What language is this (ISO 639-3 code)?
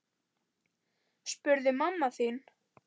isl